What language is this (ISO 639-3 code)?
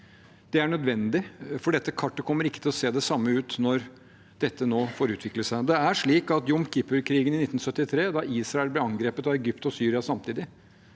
nor